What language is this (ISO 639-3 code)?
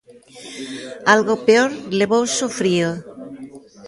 glg